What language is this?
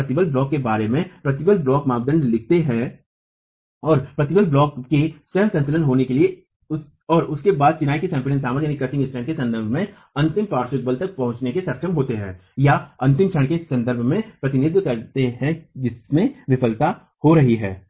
Hindi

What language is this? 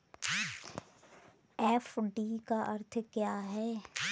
Hindi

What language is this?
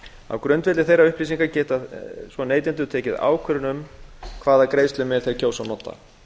Icelandic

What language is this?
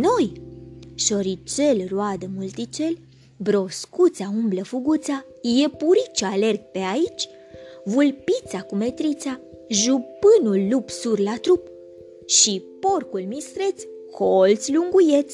Romanian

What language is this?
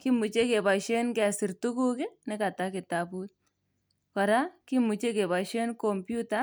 Kalenjin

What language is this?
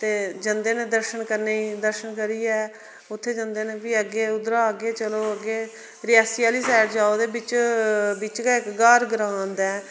Dogri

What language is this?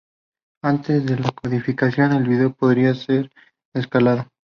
Spanish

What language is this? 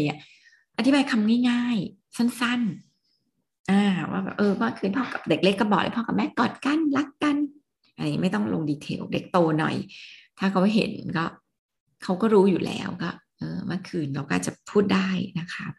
Thai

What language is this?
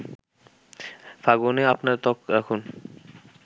Bangla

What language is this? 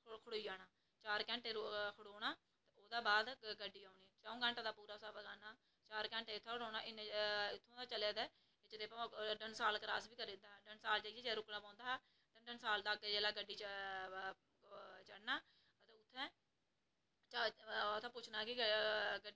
Dogri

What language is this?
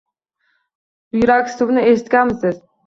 Uzbek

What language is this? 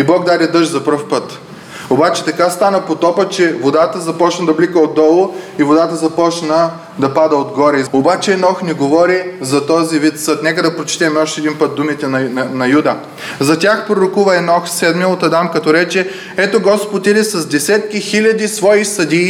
Bulgarian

